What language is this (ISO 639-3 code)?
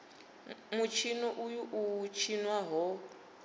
ven